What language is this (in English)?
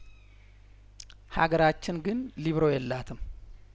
Amharic